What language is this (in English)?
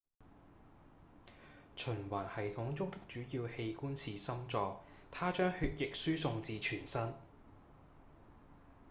Cantonese